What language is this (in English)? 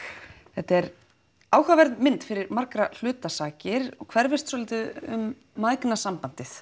Icelandic